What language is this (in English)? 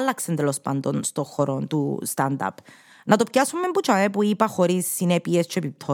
Greek